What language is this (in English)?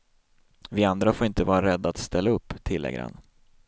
Swedish